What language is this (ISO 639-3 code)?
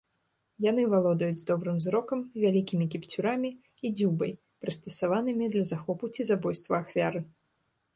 bel